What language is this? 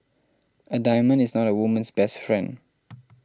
English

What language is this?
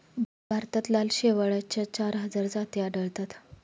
Marathi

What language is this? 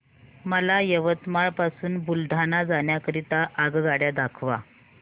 Marathi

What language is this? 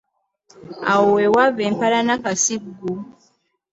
Ganda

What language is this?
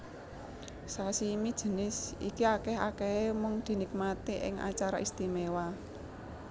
Javanese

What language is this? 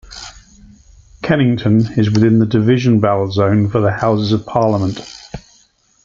English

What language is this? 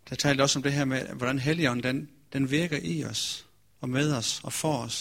Danish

